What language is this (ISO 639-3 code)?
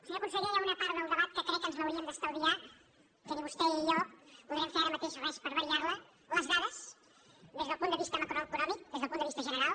cat